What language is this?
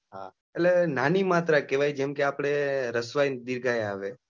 Gujarati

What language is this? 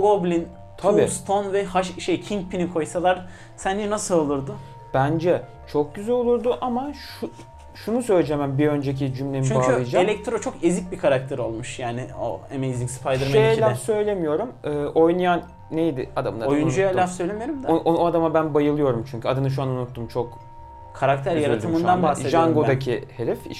Turkish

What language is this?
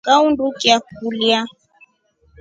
Rombo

